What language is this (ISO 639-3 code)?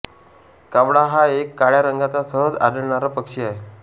mar